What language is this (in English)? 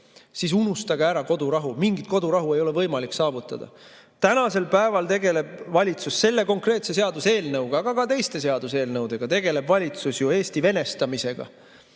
Estonian